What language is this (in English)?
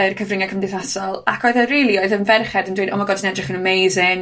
Welsh